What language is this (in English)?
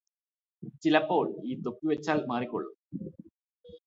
Malayalam